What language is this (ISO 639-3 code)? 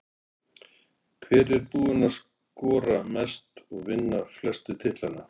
isl